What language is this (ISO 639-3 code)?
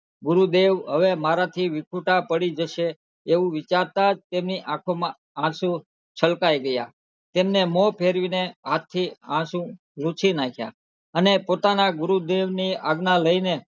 guj